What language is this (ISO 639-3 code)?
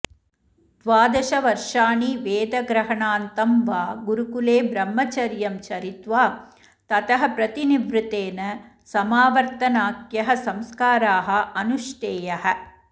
san